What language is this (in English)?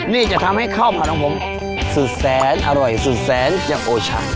Thai